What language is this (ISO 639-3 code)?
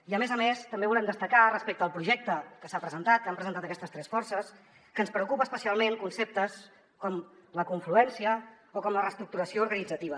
cat